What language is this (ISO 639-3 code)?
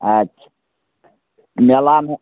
mai